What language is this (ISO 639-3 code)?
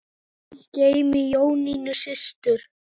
isl